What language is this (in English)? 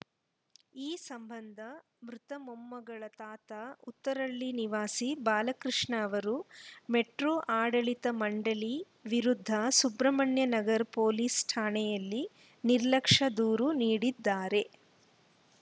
Kannada